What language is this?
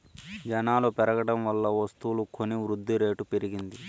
Telugu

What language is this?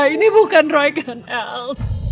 Indonesian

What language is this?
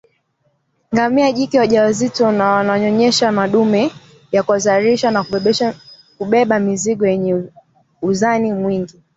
Swahili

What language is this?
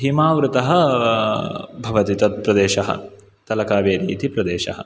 Sanskrit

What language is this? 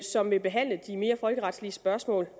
Danish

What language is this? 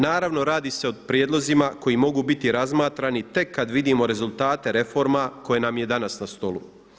Croatian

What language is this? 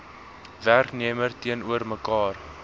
Afrikaans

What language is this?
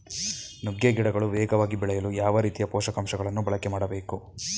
Kannada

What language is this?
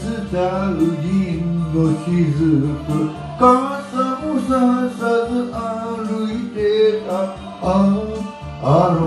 Romanian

